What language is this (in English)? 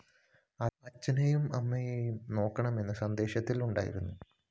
Malayalam